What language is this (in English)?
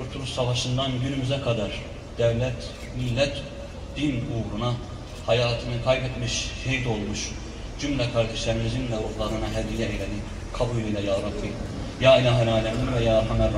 Turkish